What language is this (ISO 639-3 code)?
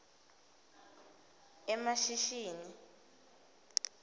ssw